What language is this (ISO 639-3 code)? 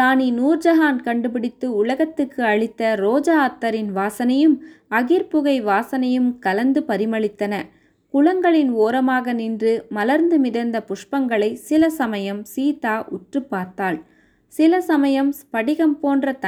tam